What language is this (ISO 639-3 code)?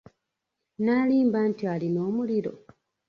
lug